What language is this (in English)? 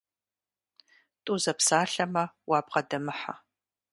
Kabardian